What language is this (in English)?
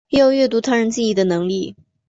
Chinese